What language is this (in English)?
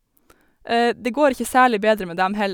Norwegian